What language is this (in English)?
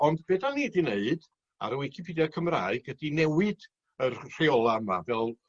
Welsh